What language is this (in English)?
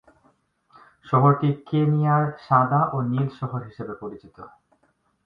Bangla